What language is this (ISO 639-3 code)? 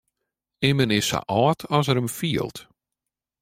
fry